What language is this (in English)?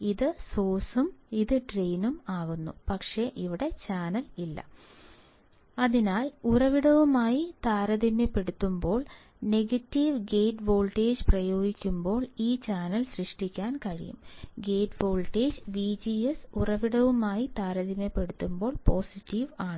Malayalam